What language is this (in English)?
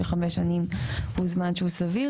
Hebrew